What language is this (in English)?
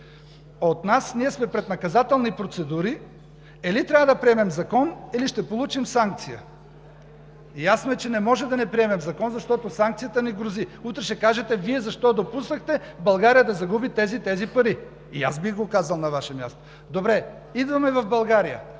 Bulgarian